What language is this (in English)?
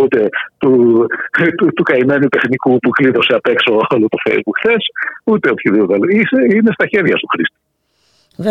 Greek